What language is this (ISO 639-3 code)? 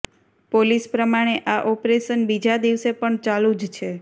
guj